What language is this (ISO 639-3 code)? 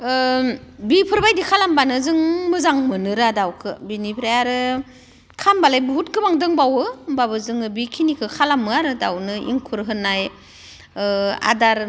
brx